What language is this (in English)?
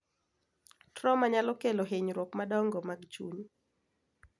Luo (Kenya and Tanzania)